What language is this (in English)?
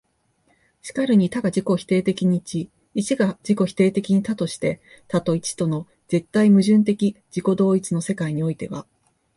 Japanese